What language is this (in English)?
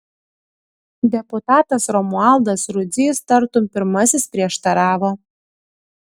Lithuanian